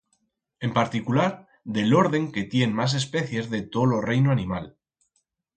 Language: Aragonese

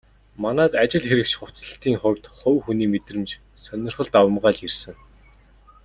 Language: Mongolian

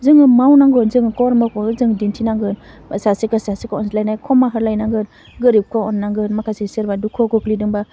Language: Bodo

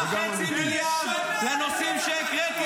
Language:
Hebrew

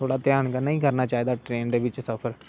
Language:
Dogri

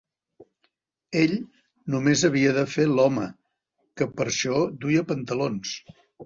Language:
Catalan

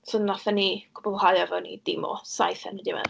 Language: Welsh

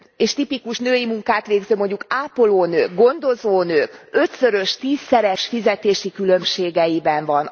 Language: Hungarian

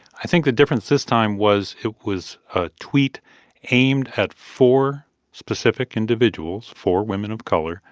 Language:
English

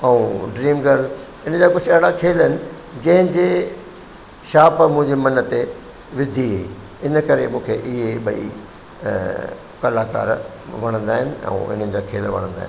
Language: Sindhi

